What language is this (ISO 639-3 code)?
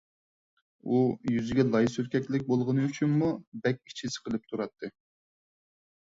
uig